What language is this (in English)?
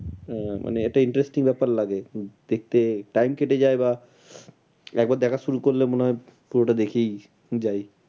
Bangla